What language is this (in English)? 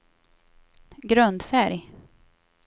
Swedish